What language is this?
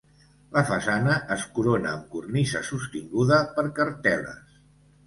Catalan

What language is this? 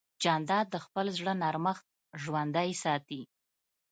Pashto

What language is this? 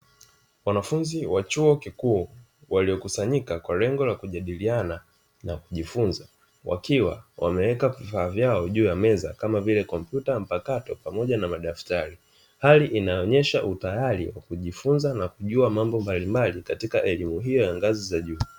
Swahili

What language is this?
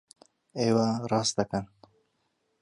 Central Kurdish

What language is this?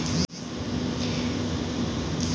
Bhojpuri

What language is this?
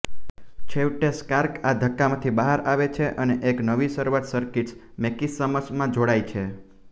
Gujarati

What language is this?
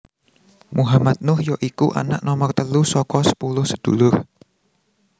Javanese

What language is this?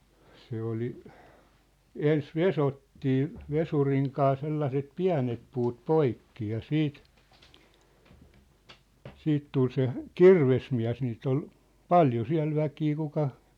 Finnish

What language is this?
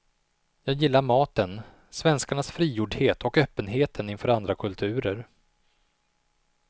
Swedish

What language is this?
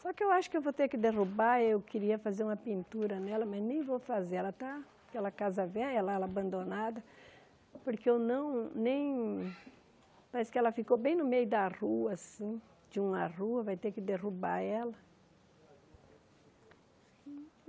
Portuguese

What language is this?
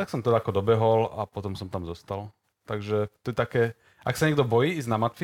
Slovak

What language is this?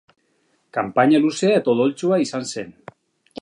Basque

